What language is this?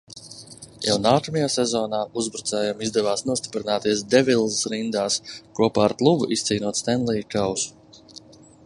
Latvian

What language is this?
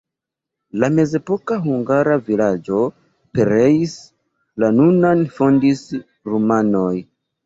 Esperanto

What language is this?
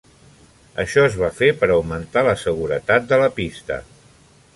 Catalan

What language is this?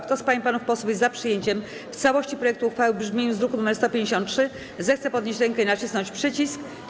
Polish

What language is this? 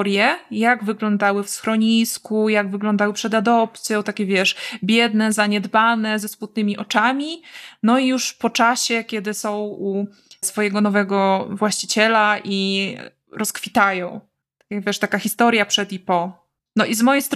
Polish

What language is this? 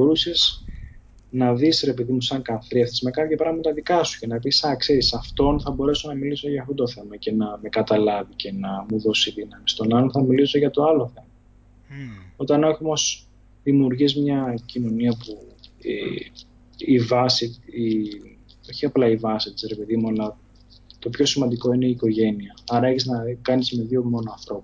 Greek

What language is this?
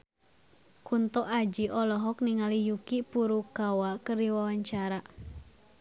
Sundanese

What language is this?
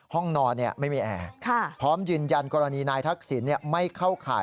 Thai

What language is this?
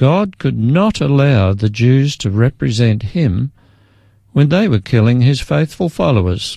English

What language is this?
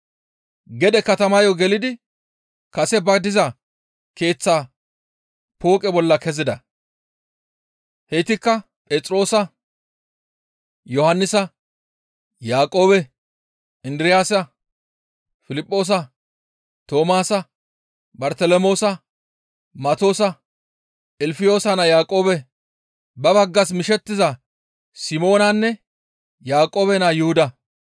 Gamo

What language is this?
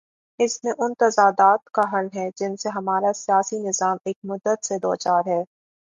Urdu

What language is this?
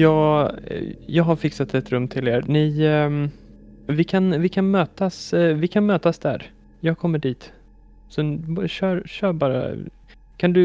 Swedish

